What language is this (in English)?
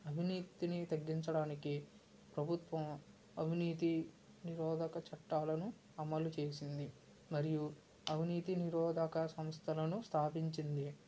Telugu